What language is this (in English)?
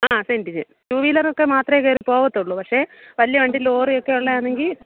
Malayalam